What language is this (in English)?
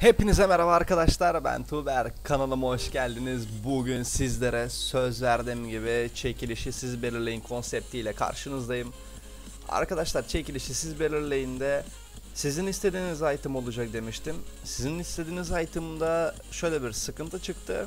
Turkish